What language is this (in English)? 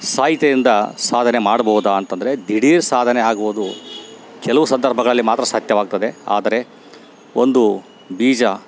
Kannada